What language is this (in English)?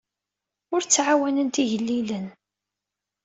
Kabyle